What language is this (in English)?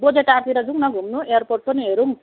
Nepali